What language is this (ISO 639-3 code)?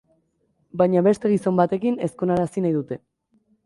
eus